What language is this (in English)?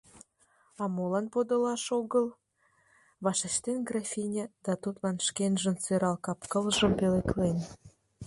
Mari